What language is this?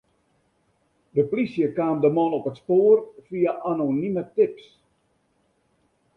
Western Frisian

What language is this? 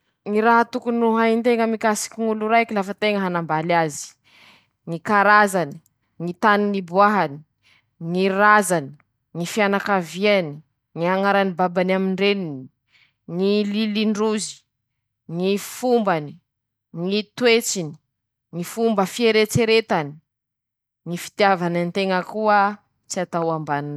Masikoro Malagasy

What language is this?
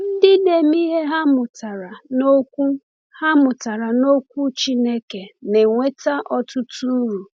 Igbo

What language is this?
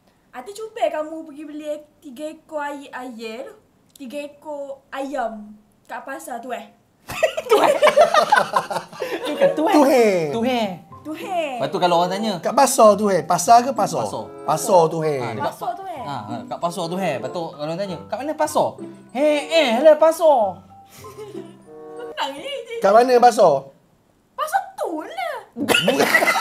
Malay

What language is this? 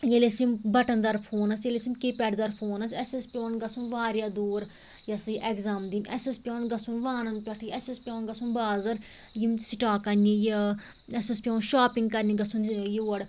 Kashmiri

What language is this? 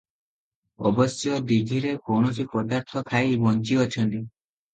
Odia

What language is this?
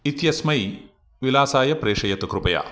Sanskrit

